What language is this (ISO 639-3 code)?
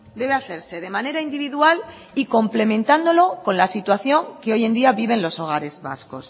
spa